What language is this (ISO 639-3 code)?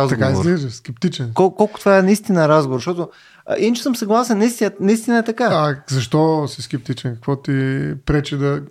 bul